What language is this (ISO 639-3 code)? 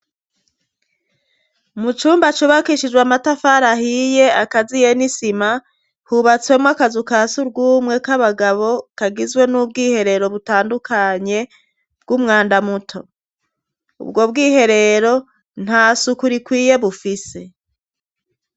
run